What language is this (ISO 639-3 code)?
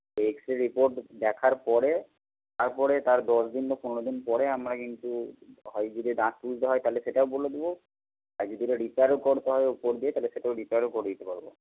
ben